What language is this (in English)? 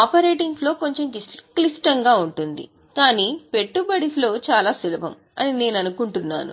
Telugu